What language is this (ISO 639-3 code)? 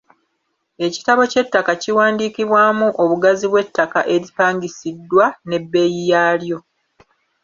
lug